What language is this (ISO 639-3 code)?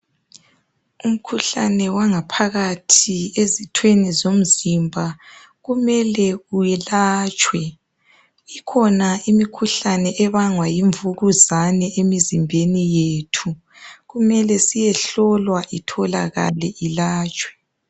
nde